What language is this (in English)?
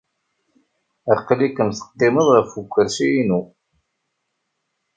Kabyle